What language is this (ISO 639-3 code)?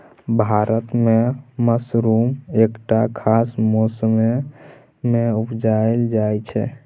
mai